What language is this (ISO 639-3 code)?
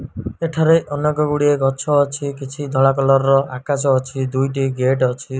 ori